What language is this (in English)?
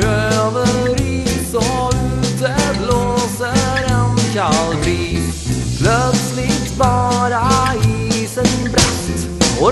Norwegian